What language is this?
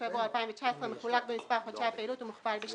Hebrew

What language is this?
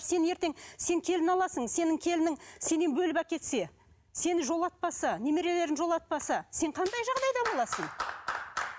Kazakh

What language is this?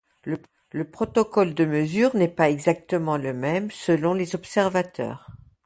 French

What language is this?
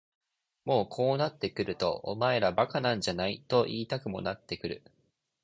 Japanese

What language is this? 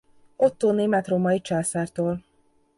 Hungarian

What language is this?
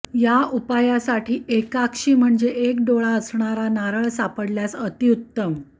Marathi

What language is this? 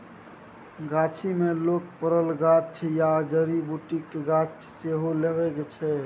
Maithili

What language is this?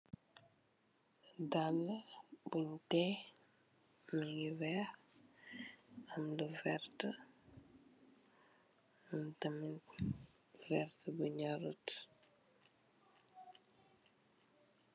Wolof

